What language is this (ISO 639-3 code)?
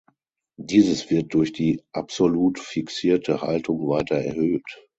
deu